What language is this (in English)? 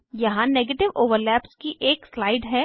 Hindi